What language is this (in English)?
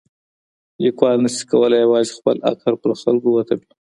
Pashto